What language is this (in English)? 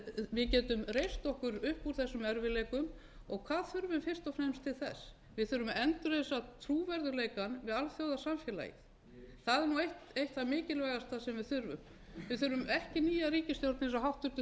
Icelandic